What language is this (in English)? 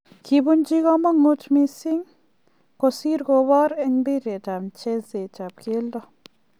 Kalenjin